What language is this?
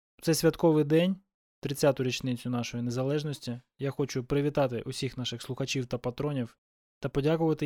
Ukrainian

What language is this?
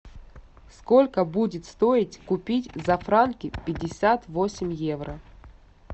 Russian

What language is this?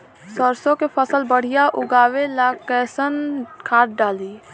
Bhojpuri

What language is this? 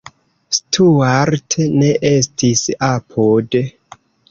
Esperanto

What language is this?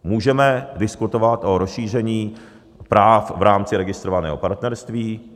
Czech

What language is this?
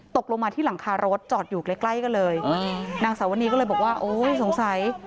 Thai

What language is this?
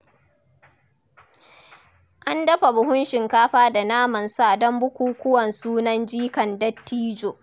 Hausa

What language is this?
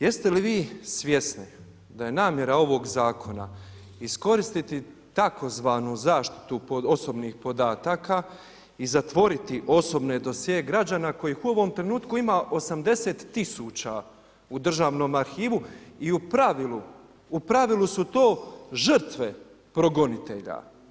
Croatian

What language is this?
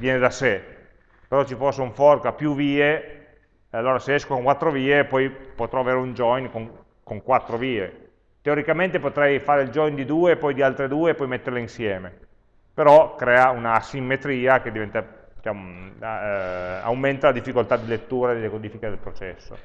Italian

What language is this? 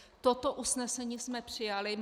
Czech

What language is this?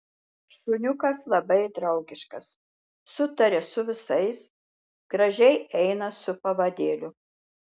Lithuanian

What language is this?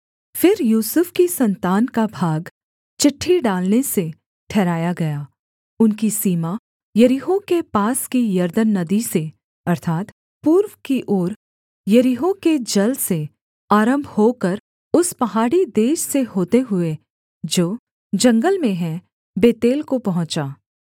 Hindi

